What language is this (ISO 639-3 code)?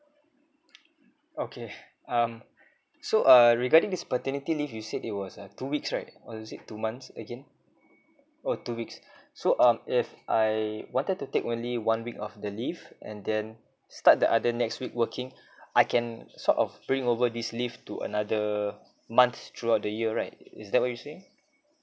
eng